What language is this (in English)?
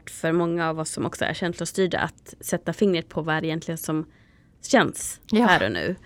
Swedish